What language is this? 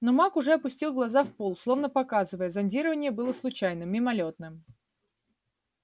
Russian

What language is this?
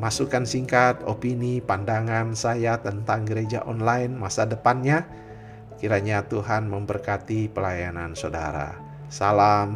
Indonesian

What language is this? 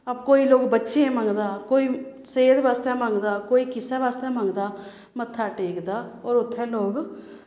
Dogri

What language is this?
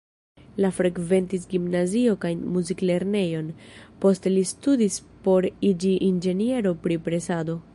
Esperanto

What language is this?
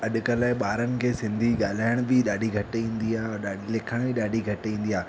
Sindhi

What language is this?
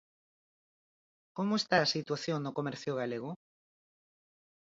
Galician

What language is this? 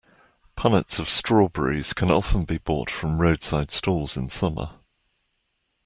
English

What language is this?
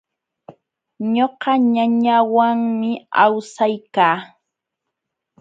Jauja Wanca Quechua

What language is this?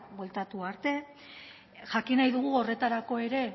Basque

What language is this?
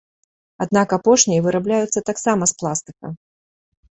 Belarusian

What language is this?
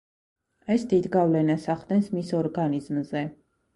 Georgian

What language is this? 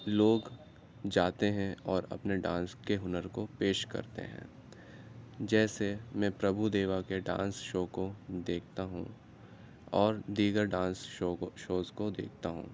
Urdu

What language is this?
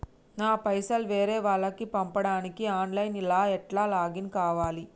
Telugu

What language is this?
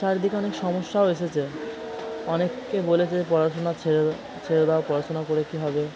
Bangla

